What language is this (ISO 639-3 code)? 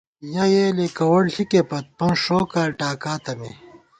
gwt